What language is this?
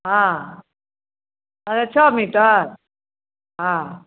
Maithili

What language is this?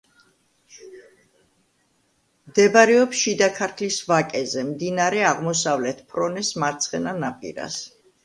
Georgian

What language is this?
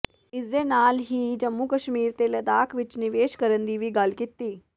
Punjabi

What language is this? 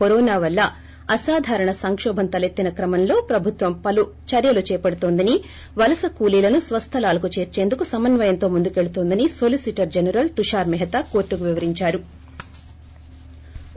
Telugu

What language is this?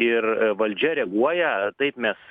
Lithuanian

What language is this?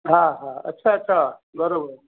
Sindhi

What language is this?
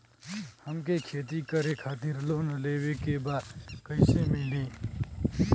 Bhojpuri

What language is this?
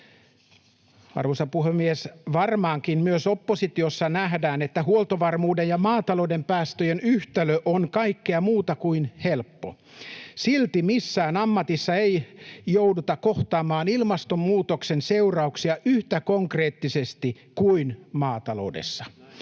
Finnish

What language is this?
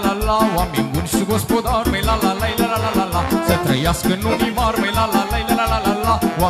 Romanian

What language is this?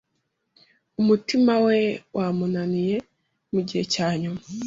Kinyarwanda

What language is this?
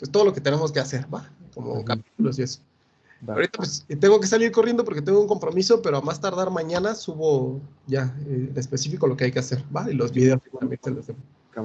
Spanish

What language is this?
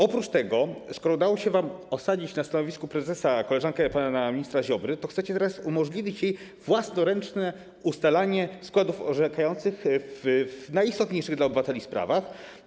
Polish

